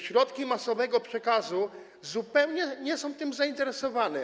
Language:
Polish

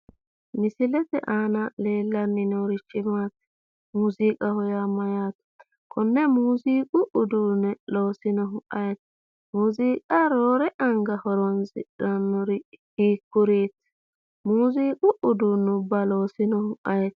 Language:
Sidamo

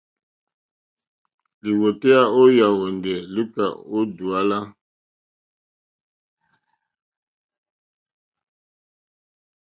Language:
Mokpwe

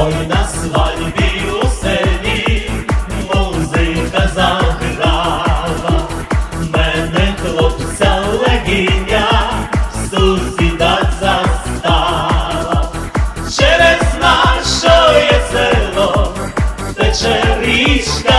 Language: Ukrainian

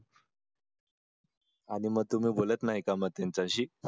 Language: Marathi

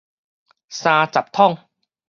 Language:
Min Nan Chinese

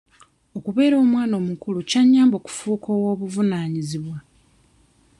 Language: Ganda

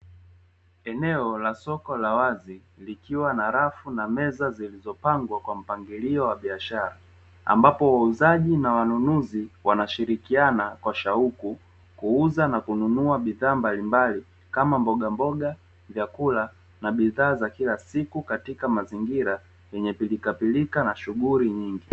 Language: Swahili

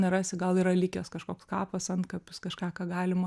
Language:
Lithuanian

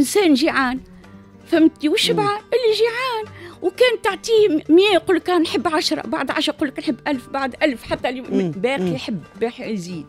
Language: Arabic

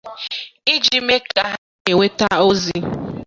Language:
Igbo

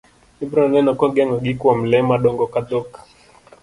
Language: Luo (Kenya and Tanzania)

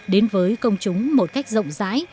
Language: Vietnamese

